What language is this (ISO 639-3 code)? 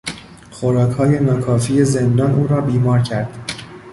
fas